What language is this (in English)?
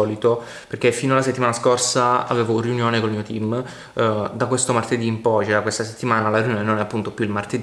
Italian